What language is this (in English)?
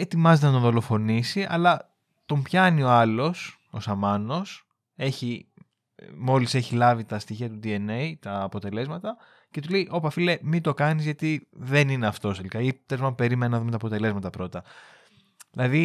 Greek